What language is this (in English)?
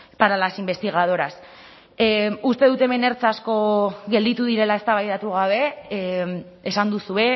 Basque